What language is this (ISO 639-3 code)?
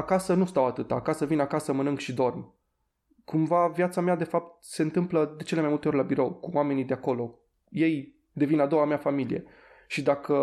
ron